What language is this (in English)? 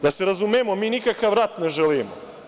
Serbian